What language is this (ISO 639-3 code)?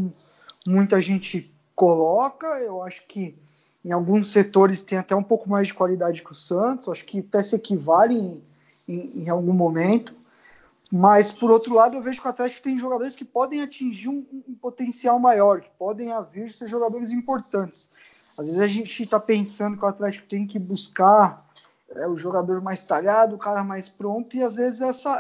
por